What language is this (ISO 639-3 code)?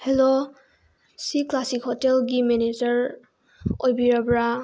mni